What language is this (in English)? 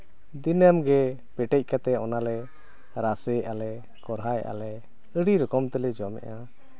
Santali